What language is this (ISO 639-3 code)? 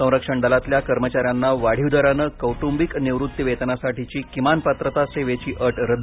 mar